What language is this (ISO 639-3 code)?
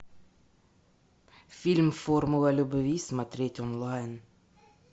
rus